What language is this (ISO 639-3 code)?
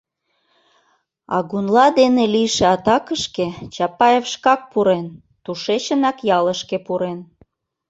chm